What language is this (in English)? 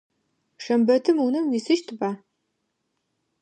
Adyghe